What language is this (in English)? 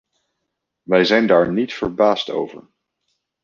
Dutch